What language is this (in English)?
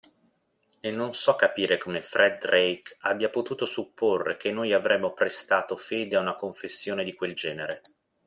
Italian